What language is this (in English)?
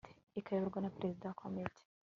Kinyarwanda